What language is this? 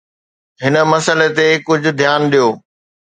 Sindhi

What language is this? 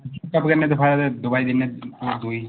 Dogri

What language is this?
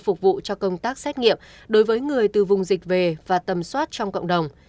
Vietnamese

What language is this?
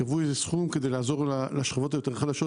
Hebrew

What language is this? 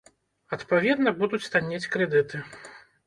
Belarusian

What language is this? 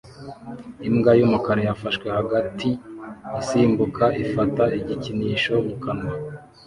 Kinyarwanda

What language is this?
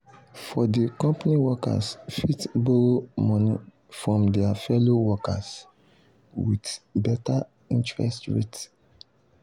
Nigerian Pidgin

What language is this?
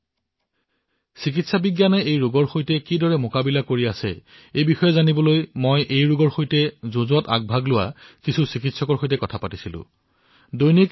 Assamese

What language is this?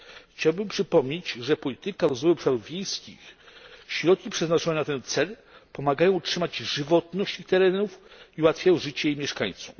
Polish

